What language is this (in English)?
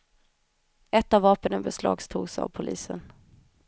Swedish